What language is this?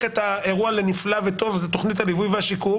Hebrew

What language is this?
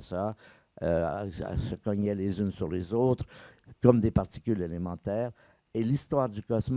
French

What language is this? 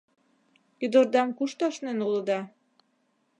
Mari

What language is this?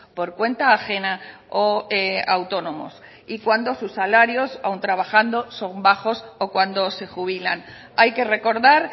Spanish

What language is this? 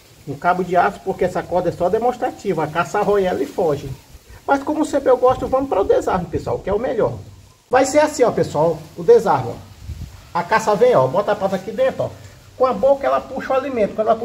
Portuguese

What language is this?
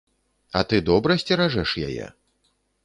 Belarusian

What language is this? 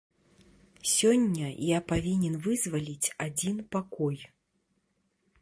Belarusian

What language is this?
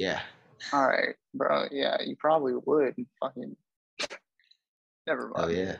English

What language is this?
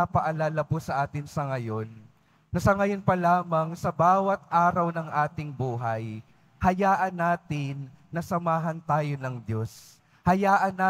Filipino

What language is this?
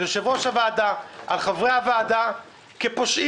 Hebrew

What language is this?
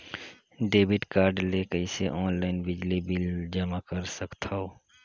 Chhattisgarhi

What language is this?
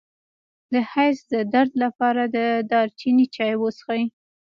Pashto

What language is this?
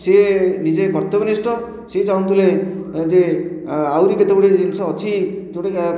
Odia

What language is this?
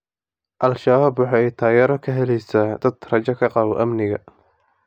Somali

